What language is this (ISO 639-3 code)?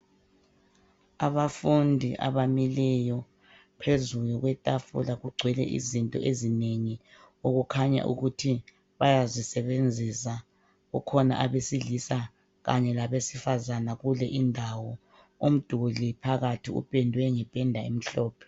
nde